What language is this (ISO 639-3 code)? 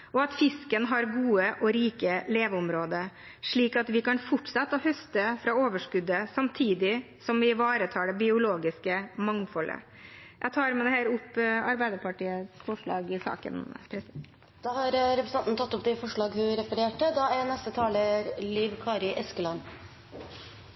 nor